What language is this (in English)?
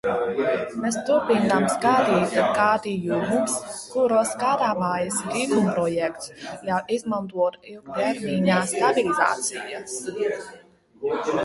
Latvian